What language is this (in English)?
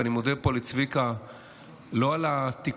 Hebrew